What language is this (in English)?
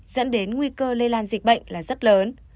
Vietnamese